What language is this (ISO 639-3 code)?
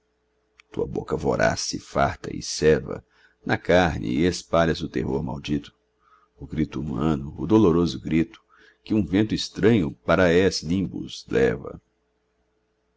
por